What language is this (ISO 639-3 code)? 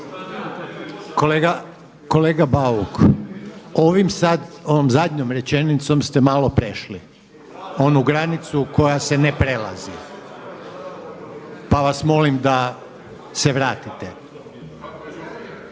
hrv